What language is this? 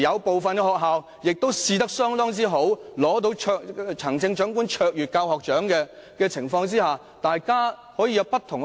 Cantonese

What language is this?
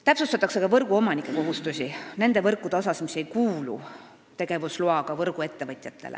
Estonian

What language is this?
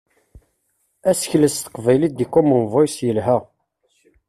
Kabyle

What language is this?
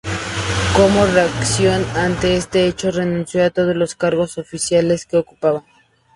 Spanish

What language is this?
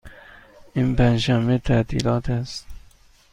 Persian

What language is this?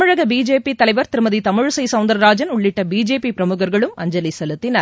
Tamil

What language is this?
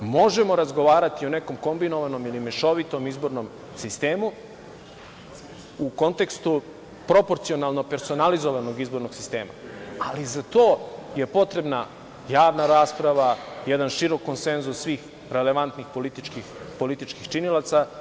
Serbian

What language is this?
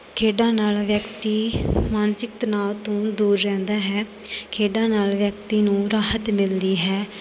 Punjabi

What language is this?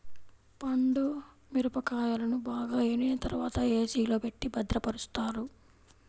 Telugu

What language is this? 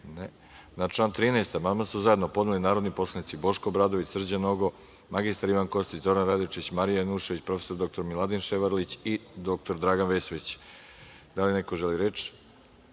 Serbian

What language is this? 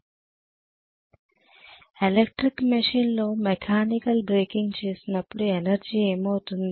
Telugu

